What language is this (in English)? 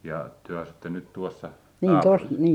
Finnish